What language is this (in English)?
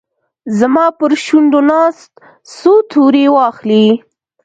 Pashto